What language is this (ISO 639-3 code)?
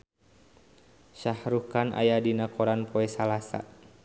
sun